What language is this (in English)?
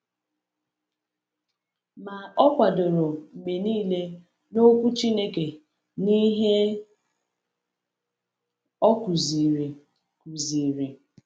Igbo